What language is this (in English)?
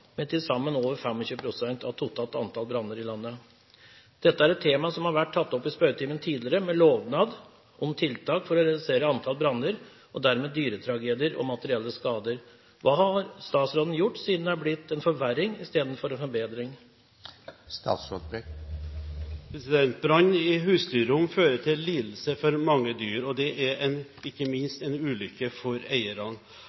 Norwegian Bokmål